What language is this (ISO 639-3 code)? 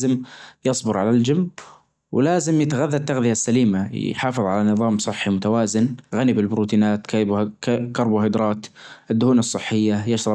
ars